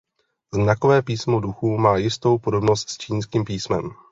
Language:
Czech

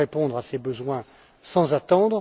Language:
French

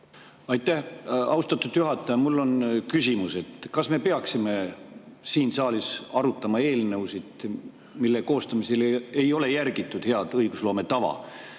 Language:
Estonian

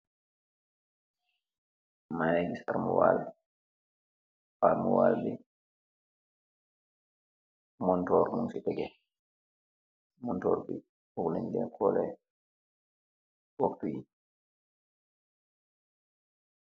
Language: Wolof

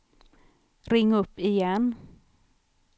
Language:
Swedish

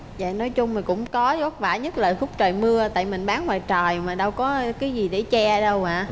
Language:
Vietnamese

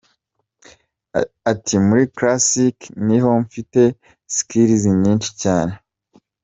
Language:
Kinyarwanda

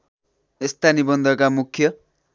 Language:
Nepali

